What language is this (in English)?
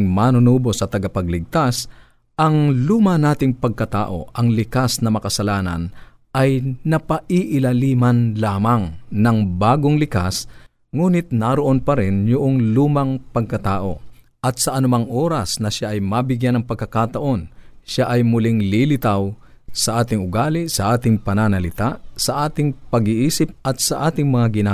Filipino